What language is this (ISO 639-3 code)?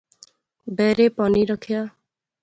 phr